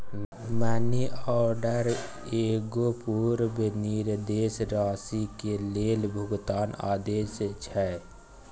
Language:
Maithili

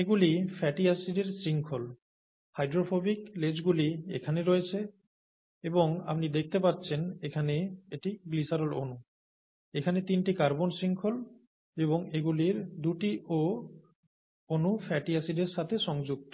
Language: Bangla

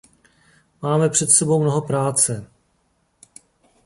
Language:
Czech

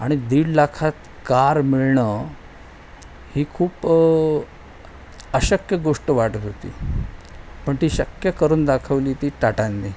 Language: Marathi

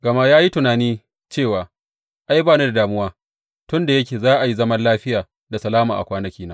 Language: Hausa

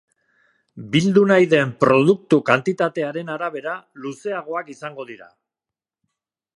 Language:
Basque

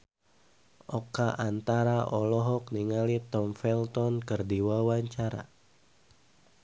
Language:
Sundanese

